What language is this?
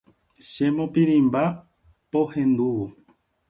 Guarani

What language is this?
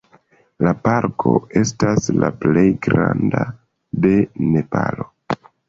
Esperanto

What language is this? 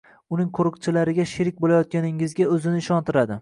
Uzbek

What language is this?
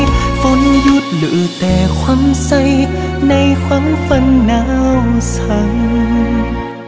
Vietnamese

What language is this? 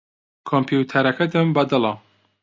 Central Kurdish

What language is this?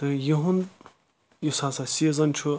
Kashmiri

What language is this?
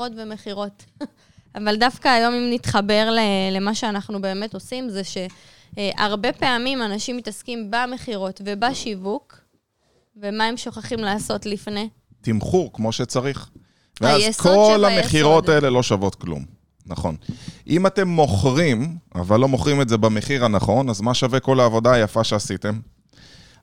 Hebrew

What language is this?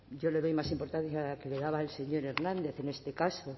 Spanish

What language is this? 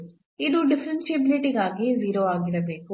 Kannada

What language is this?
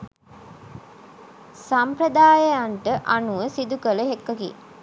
Sinhala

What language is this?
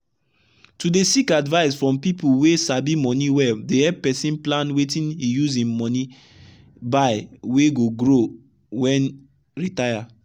Nigerian Pidgin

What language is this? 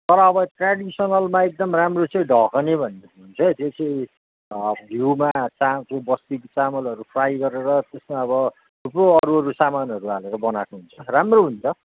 Nepali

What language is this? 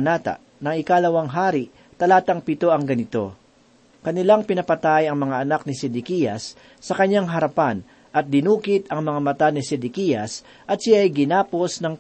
Filipino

